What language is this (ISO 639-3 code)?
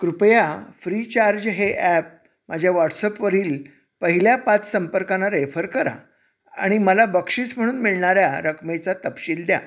mar